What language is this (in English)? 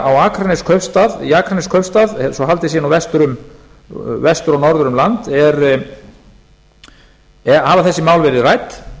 Icelandic